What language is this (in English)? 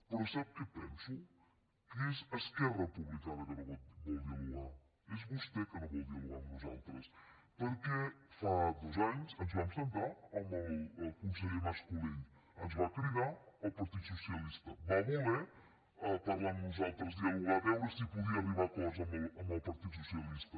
Catalan